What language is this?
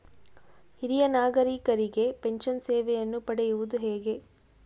Kannada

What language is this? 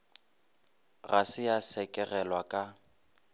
Northern Sotho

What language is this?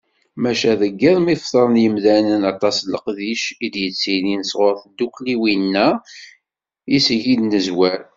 Kabyle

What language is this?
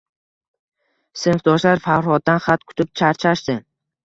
Uzbek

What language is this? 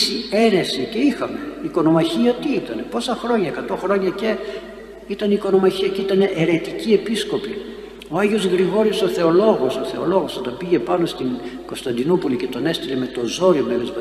Greek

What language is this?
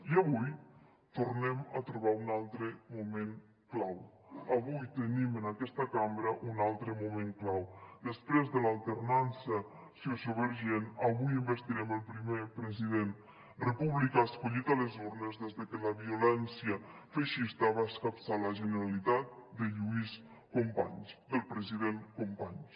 Catalan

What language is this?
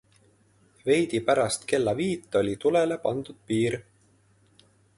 Estonian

